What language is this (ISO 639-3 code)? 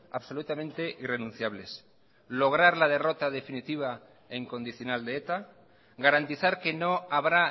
spa